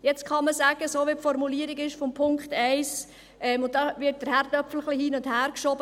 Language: Swiss German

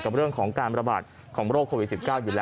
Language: Thai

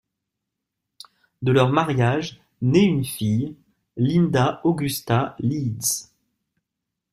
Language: French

